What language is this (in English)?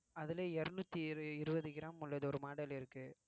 Tamil